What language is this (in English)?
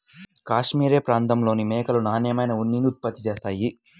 Telugu